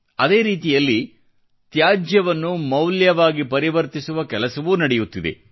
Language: Kannada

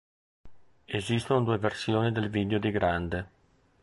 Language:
Italian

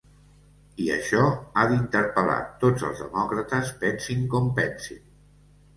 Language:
Catalan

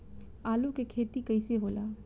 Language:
Bhojpuri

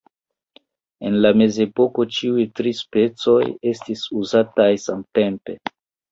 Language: Esperanto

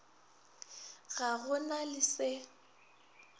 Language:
Northern Sotho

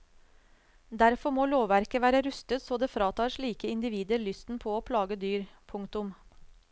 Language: Norwegian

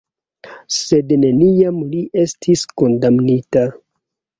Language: Esperanto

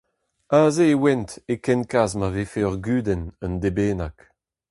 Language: Breton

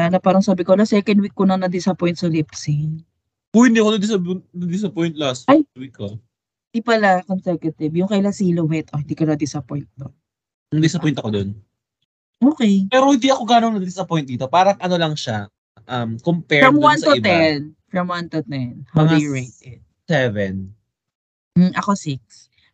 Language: Filipino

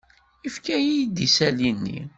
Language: Kabyle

